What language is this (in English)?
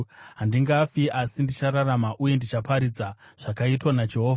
Shona